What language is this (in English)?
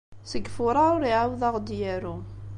Kabyle